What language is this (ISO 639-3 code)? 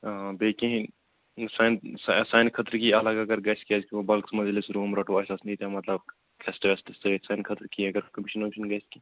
kas